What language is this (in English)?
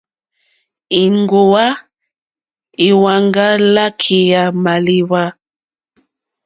Mokpwe